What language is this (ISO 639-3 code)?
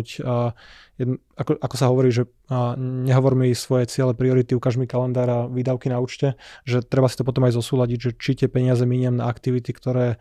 slk